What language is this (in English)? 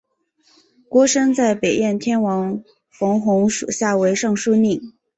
Chinese